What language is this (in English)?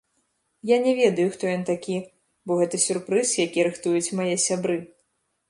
Belarusian